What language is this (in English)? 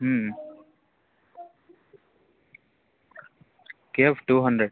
Telugu